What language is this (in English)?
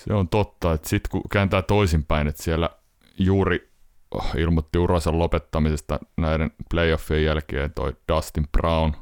Finnish